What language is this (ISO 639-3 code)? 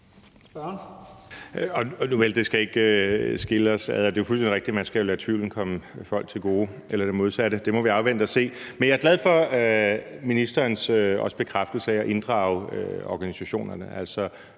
dan